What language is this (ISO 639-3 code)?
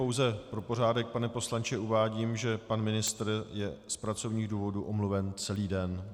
ces